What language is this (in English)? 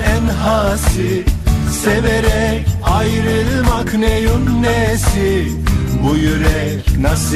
Turkish